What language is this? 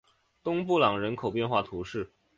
Chinese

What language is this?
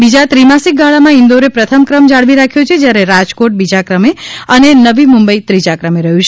Gujarati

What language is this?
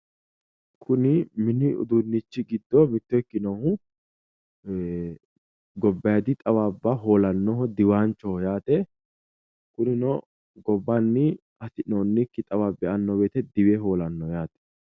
Sidamo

